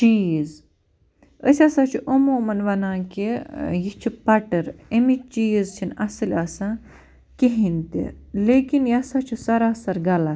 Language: Kashmiri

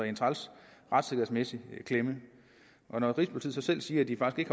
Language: Danish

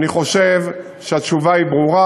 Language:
Hebrew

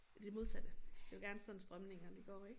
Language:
Danish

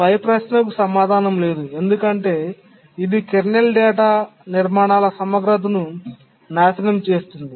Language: Telugu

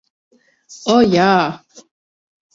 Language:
Latvian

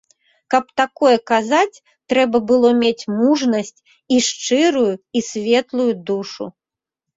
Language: Belarusian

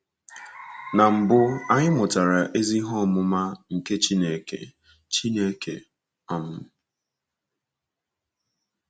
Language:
Igbo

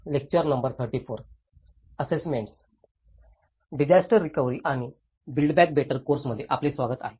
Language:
Marathi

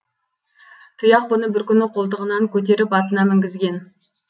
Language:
Kazakh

